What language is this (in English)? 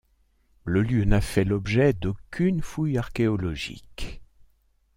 French